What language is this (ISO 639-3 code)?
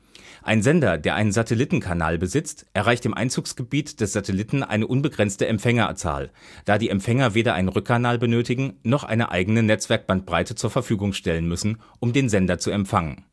deu